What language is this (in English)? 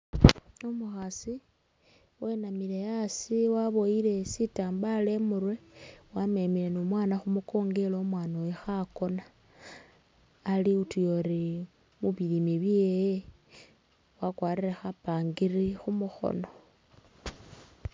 Masaaba